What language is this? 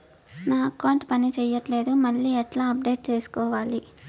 Telugu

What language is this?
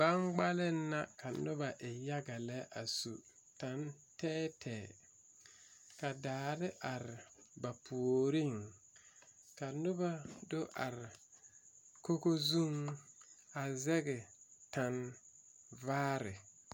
Southern Dagaare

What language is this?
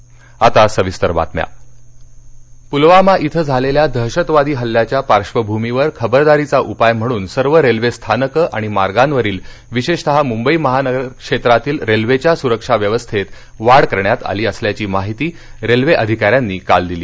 Marathi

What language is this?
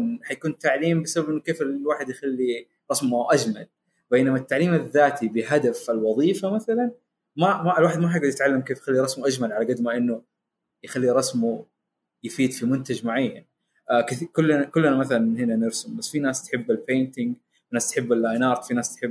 Arabic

